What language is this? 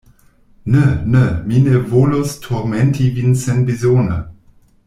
Esperanto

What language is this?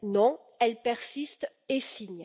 French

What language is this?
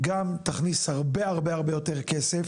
Hebrew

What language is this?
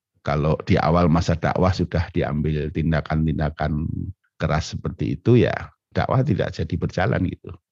Indonesian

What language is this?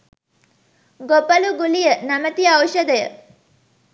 Sinhala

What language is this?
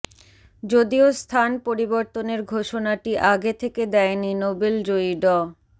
Bangla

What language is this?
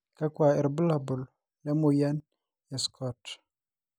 Masai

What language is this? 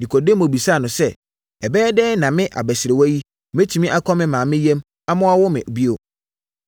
Akan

